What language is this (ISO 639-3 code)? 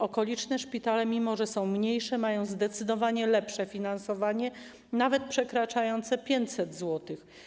pol